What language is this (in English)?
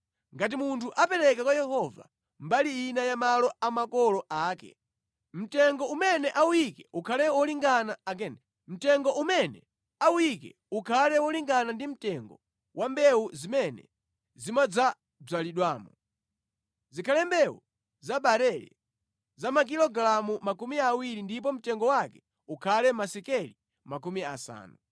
Nyanja